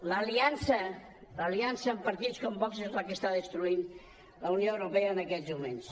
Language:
Catalan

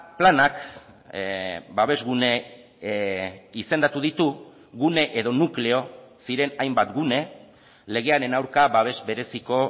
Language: Basque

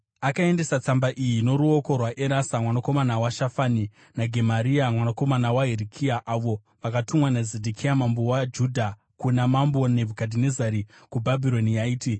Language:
Shona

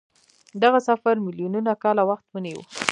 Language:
Pashto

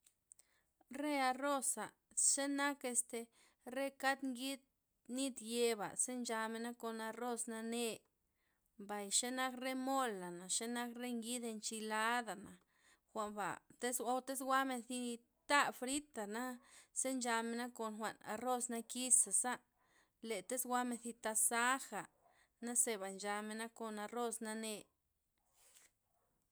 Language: Loxicha Zapotec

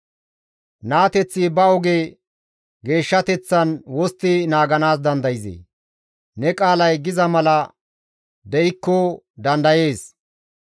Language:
Gamo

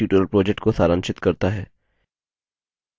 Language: Hindi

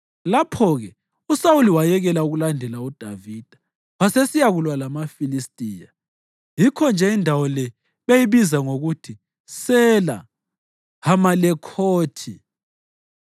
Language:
North Ndebele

